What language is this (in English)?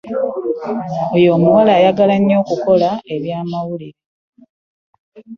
Ganda